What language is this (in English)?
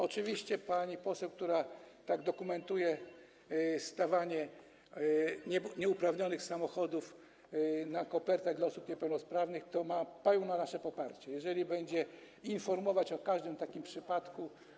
Polish